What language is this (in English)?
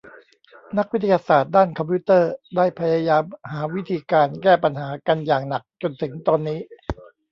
Thai